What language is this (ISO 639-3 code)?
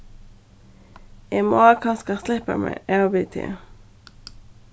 fao